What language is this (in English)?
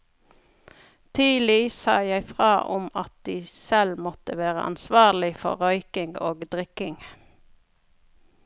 Norwegian